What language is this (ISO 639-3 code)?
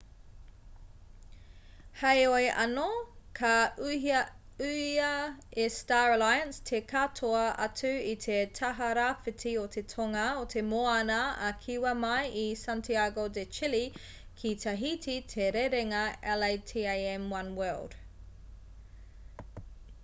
mri